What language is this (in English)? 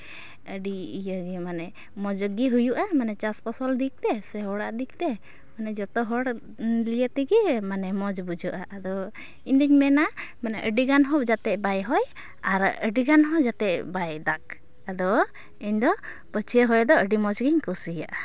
Santali